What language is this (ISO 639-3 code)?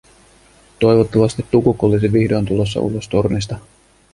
fin